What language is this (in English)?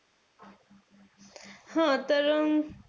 Marathi